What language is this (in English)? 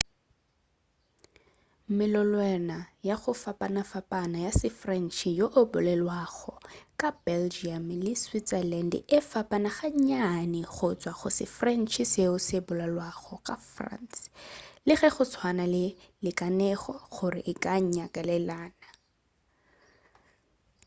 Northern Sotho